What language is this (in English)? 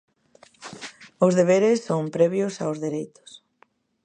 Galician